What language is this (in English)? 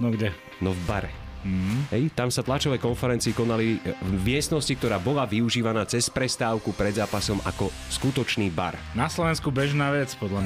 Slovak